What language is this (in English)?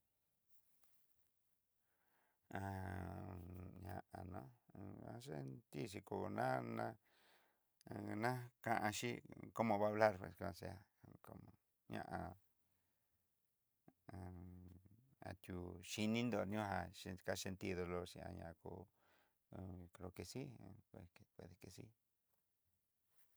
Southeastern Nochixtlán Mixtec